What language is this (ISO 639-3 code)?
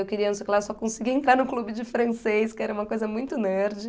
por